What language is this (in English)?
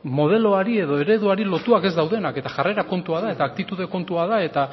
Basque